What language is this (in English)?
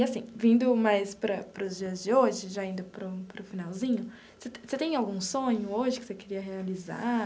Portuguese